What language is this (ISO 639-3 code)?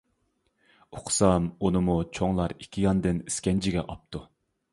uig